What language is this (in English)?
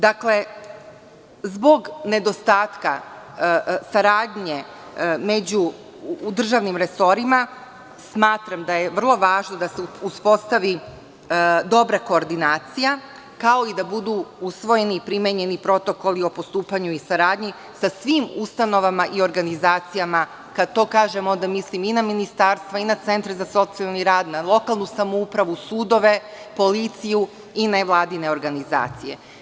Serbian